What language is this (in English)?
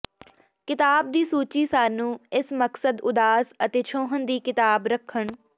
Punjabi